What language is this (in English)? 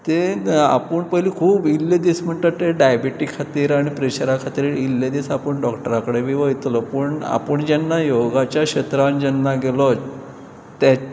Konkani